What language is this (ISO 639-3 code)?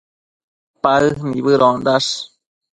mcf